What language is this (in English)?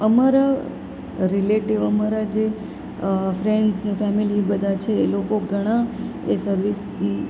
Gujarati